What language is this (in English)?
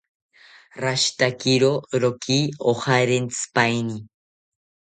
South Ucayali Ashéninka